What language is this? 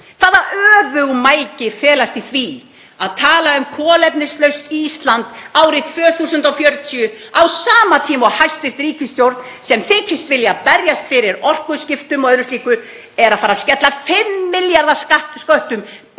Icelandic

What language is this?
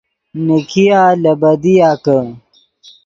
Yidgha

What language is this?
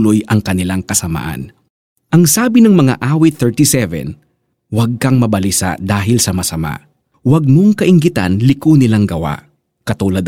Filipino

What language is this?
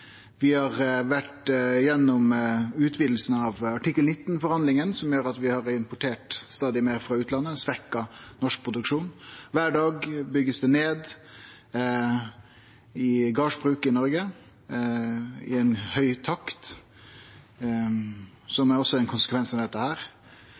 Norwegian Nynorsk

